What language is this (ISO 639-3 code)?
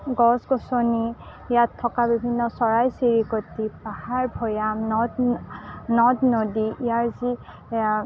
asm